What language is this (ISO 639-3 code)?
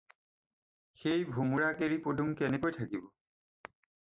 asm